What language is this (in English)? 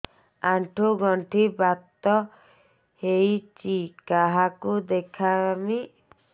Odia